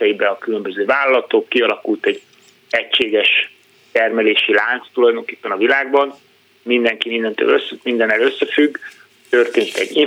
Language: Hungarian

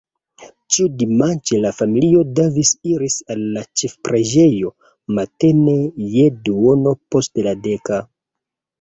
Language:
Esperanto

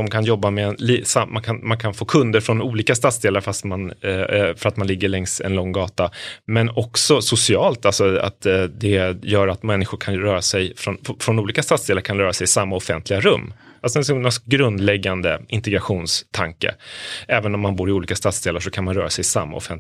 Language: Swedish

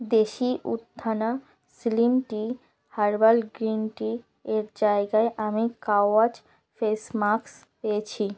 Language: Bangla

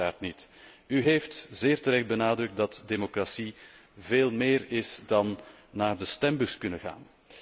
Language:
Dutch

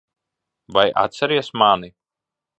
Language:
Latvian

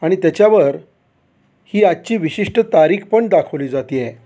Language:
Marathi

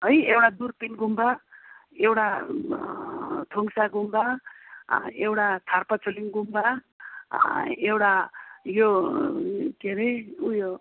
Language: Nepali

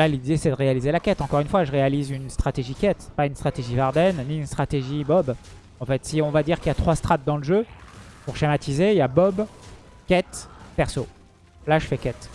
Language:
French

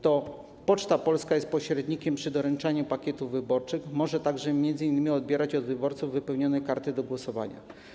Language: Polish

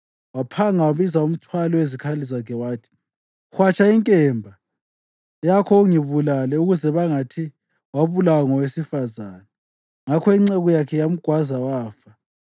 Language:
North Ndebele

